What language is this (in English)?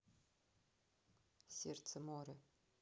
Russian